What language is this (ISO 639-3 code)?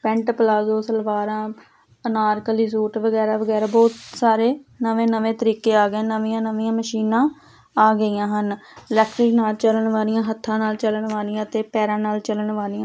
pan